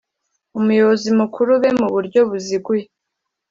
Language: Kinyarwanda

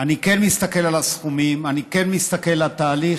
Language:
Hebrew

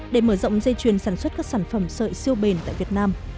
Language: Vietnamese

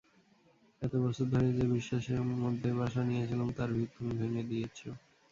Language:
Bangla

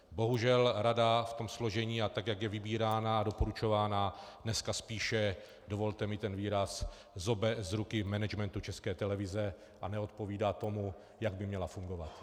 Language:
Czech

